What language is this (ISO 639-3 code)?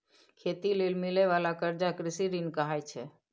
mai